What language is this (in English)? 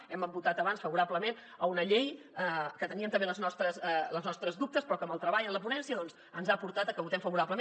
Catalan